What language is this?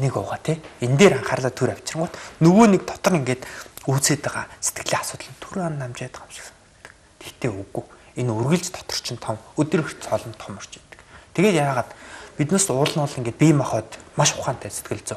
Romanian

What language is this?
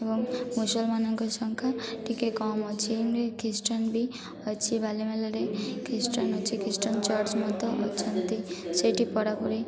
Odia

